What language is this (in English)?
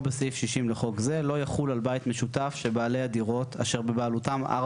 Hebrew